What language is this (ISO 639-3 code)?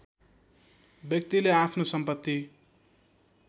nep